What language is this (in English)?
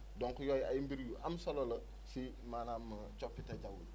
Wolof